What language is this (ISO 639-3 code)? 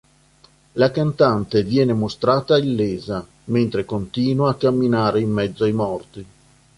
ita